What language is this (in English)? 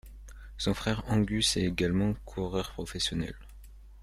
French